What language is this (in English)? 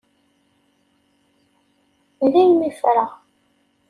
Kabyle